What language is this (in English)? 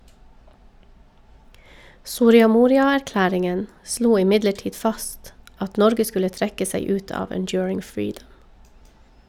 Norwegian